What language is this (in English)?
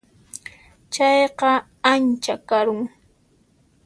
Puno Quechua